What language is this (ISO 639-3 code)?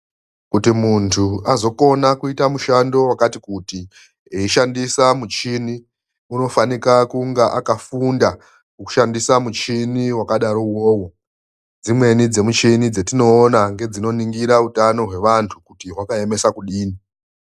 ndc